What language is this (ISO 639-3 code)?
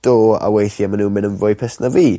cym